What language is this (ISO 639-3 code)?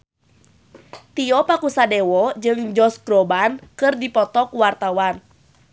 sun